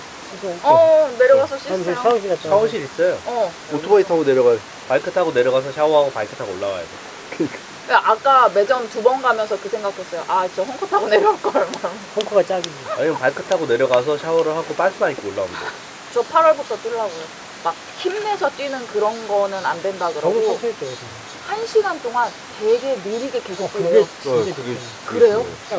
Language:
Korean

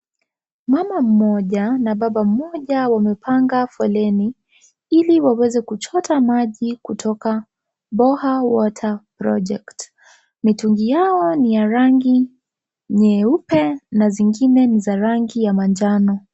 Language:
Swahili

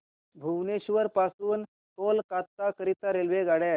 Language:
Marathi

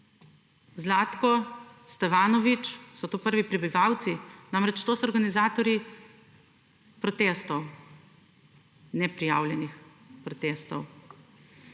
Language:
Slovenian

